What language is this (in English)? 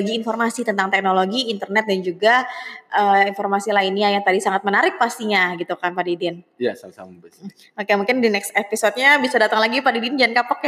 Indonesian